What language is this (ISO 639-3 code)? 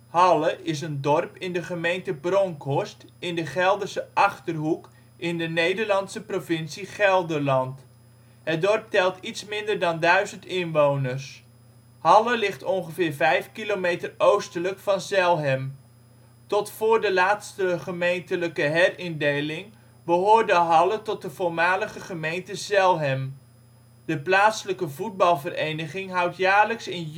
nld